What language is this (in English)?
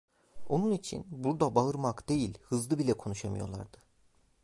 Turkish